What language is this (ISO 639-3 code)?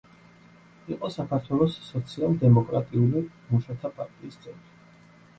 kat